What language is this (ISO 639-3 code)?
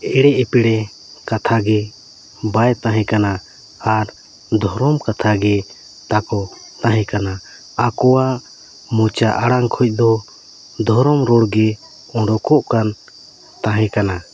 sat